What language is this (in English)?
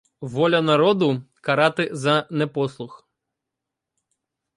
Ukrainian